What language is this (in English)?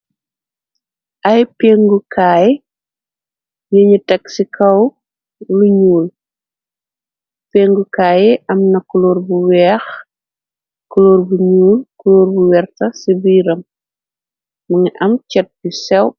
Wolof